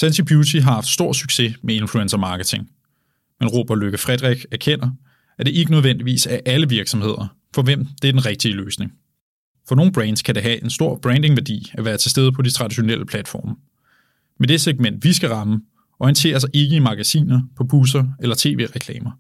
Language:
Danish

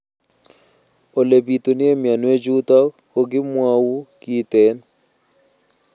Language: Kalenjin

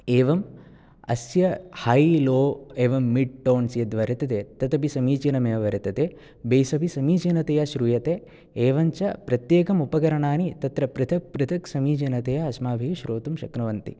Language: Sanskrit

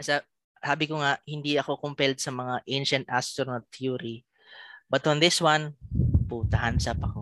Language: Filipino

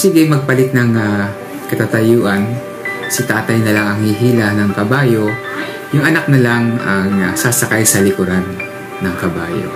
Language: Filipino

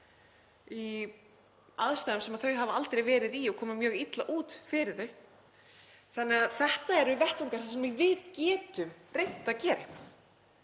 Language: Icelandic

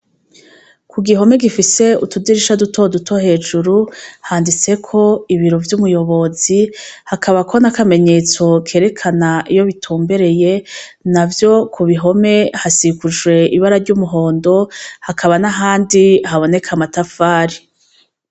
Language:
Rundi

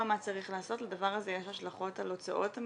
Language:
Hebrew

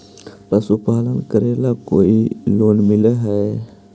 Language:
Magahi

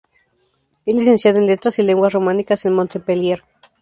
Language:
Spanish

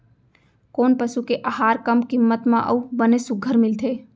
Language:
Chhattisgarhi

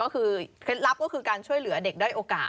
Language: Thai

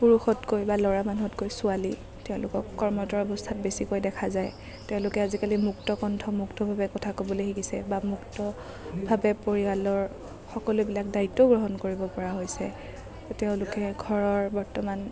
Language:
Assamese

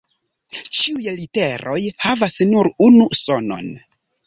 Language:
Esperanto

